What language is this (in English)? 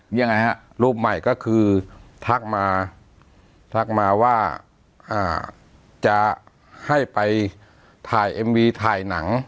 Thai